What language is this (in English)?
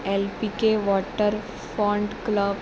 Konkani